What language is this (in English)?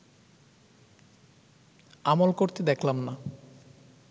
Bangla